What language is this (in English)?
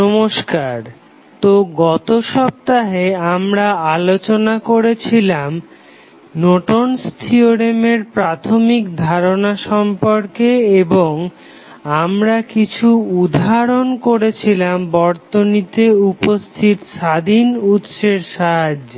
Bangla